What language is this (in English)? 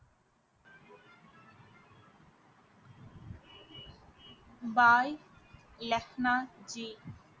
Tamil